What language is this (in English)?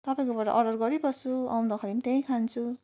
Nepali